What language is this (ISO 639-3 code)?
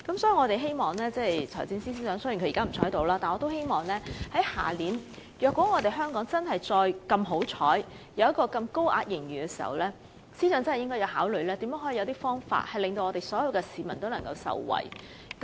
yue